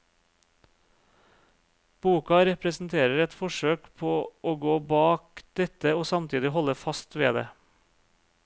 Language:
Norwegian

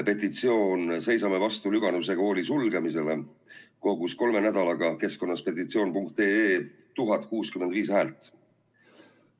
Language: Estonian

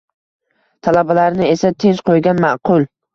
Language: Uzbek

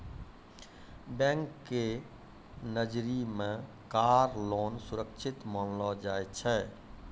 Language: Maithili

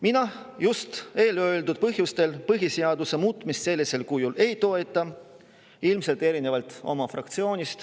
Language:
Estonian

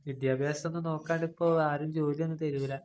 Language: Malayalam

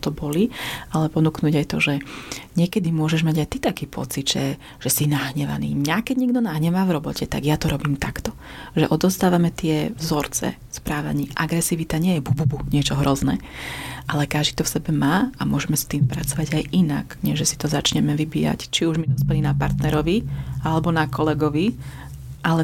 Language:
Slovak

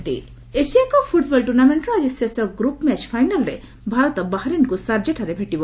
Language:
Odia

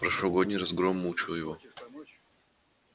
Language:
Russian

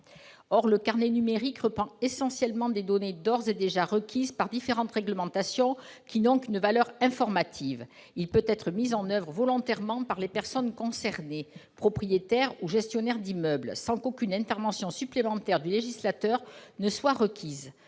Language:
French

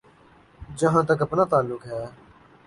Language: Urdu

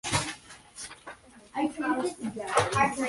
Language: English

